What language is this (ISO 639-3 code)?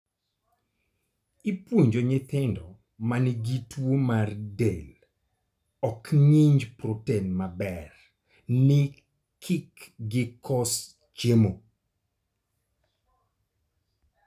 luo